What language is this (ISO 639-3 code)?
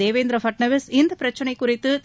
tam